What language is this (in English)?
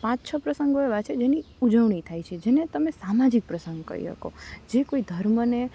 Gujarati